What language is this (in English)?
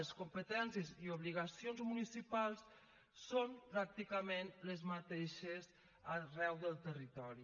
Catalan